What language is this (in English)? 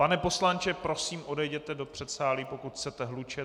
Czech